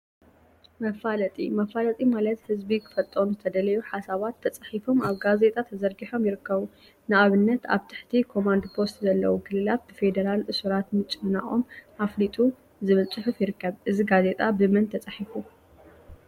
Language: Tigrinya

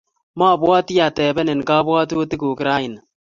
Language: Kalenjin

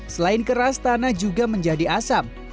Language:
Indonesian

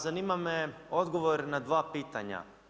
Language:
Croatian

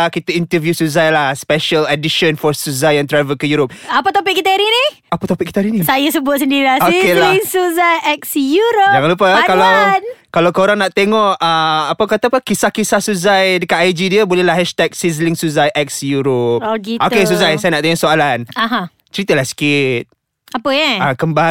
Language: Malay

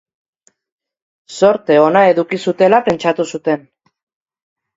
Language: Basque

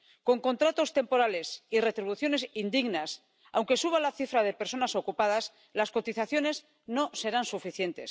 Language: Spanish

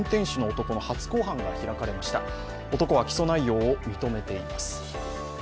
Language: Japanese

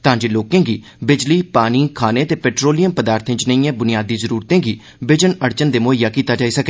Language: Dogri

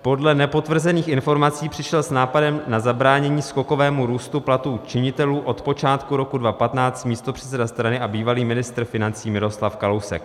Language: Czech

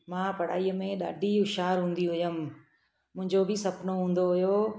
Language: Sindhi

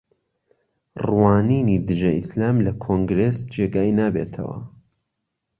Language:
Central Kurdish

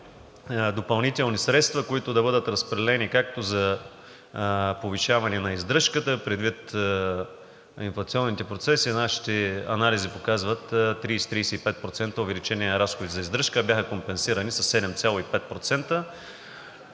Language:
Bulgarian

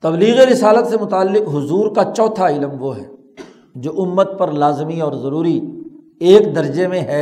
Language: Urdu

